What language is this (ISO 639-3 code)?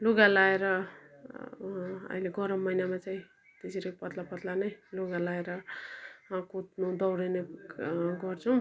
nep